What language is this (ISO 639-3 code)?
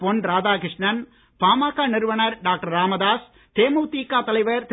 tam